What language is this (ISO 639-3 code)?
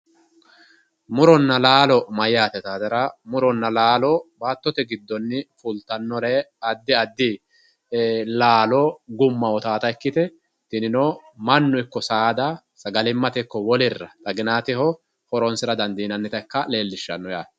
sid